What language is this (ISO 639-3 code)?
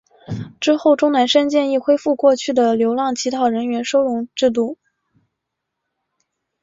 zho